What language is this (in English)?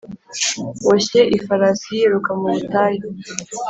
Kinyarwanda